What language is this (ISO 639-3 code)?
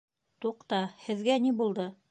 bak